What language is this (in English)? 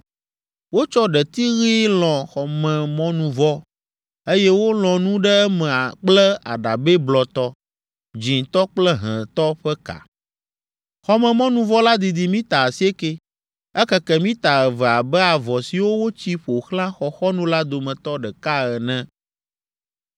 Ewe